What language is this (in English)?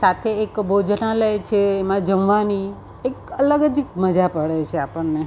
Gujarati